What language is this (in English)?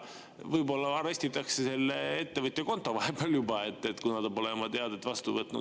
Estonian